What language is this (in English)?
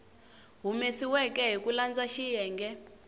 Tsonga